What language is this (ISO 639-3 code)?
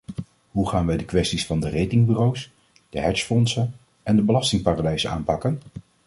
nld